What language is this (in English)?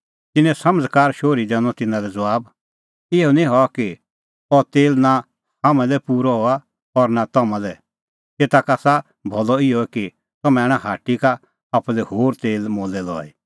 Kullu Pahari